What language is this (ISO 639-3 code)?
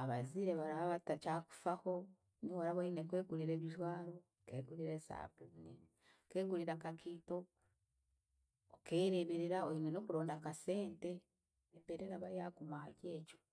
cgg